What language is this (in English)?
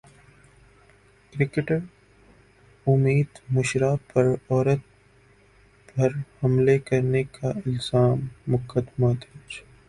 Urdu